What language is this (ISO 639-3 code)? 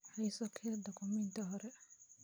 som